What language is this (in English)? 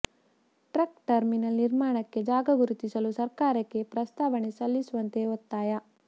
Kannada